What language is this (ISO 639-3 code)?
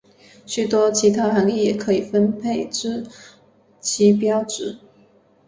zho